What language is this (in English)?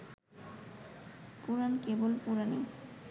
Bangla